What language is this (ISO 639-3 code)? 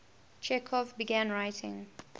eng